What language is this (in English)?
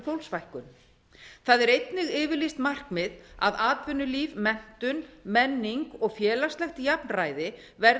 Icelandic